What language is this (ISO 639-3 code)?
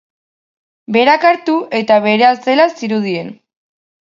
eus